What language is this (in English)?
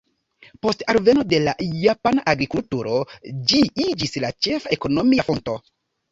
Esperanto